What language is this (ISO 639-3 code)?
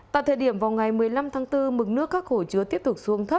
vie